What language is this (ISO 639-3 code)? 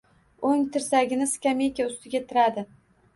uzb